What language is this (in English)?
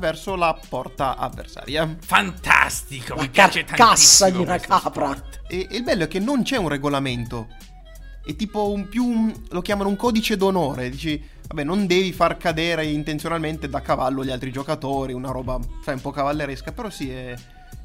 Italian